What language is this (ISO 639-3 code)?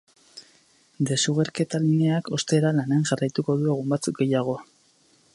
eus